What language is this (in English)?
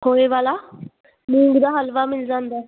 Punjabi